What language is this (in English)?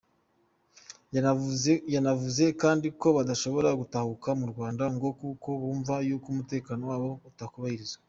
Kinyarwanda